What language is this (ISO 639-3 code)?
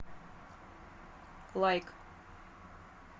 rus